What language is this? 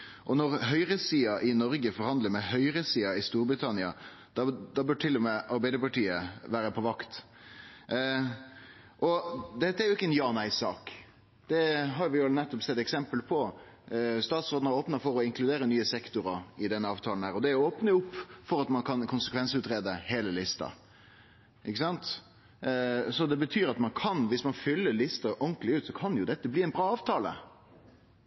Norwegian Nynorsk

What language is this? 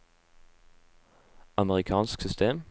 Norwegian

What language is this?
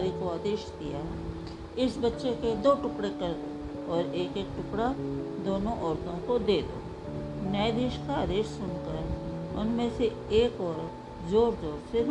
Hindi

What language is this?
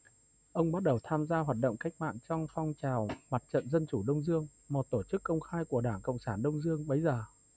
Vietnamese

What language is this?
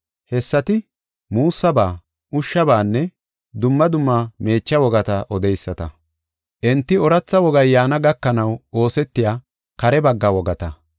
Gofa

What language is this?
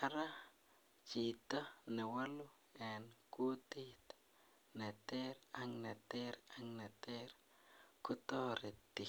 Kalenjin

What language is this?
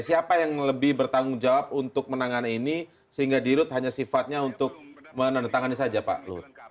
Indonesian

